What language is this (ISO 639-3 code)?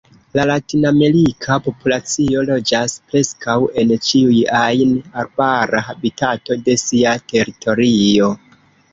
epo